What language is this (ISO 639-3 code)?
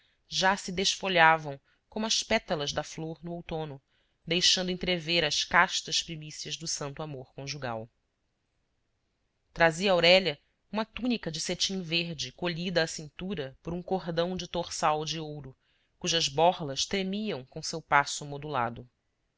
por